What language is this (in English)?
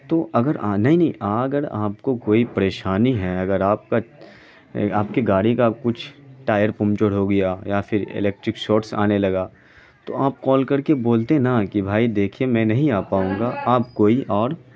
Urdu